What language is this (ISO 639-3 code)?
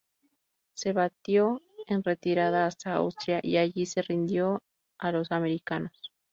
spa